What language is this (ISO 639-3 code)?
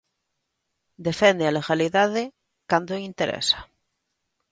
glg